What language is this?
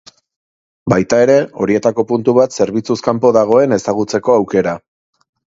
Basque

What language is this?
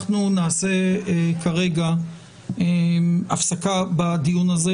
Hebrew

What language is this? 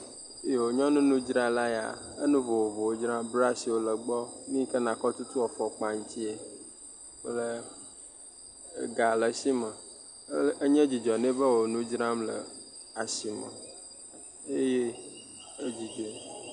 Ewe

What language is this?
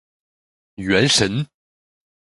Chinese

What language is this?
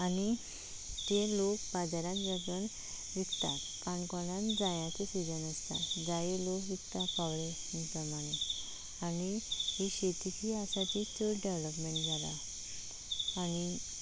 Konkani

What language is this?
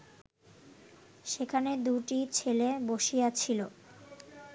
Bangla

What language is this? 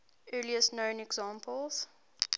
English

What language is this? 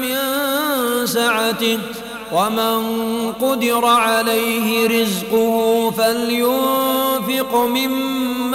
Arabic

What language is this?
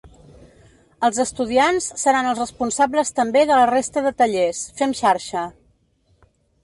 Catalan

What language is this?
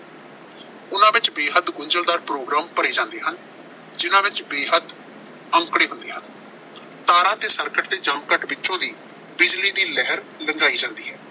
Punjabi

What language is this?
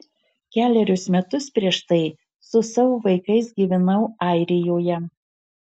Lithuanian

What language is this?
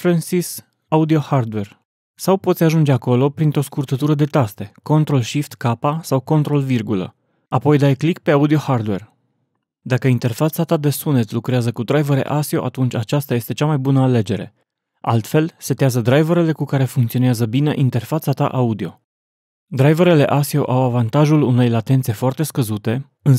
Romanian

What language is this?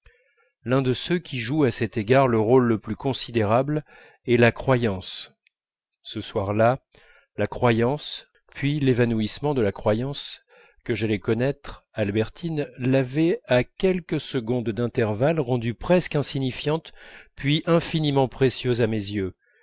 French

